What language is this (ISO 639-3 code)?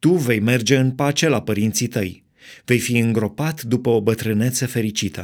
ron